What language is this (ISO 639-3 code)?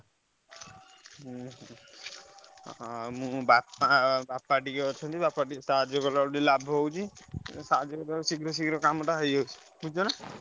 ori